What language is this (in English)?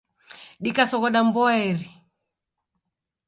Taita